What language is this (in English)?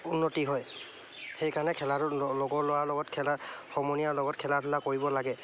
Assamese